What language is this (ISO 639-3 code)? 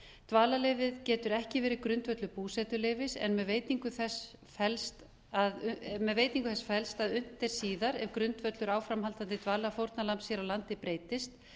isl